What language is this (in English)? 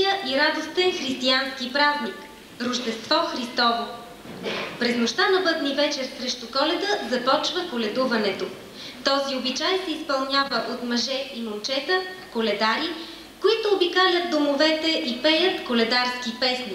Bulgarian